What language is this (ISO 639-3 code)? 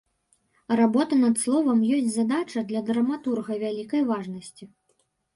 bel